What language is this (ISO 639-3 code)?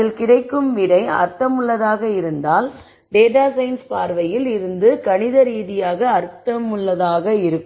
tam